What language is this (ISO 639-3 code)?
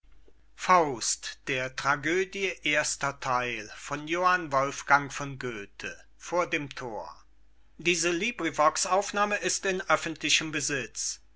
deu